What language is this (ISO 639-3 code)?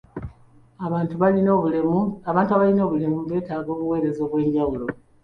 lug